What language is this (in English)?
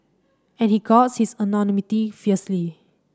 English